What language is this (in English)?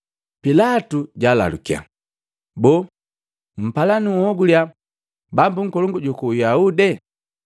Matengo